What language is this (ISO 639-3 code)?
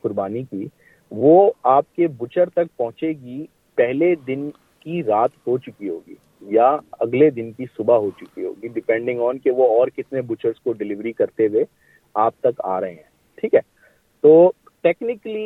urd